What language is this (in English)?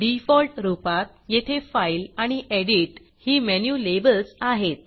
Marathi